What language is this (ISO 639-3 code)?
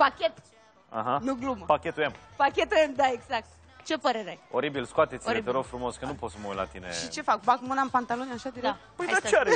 ron